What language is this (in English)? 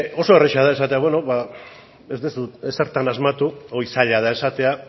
Basque